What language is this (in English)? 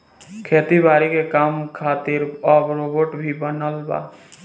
Bhojpuri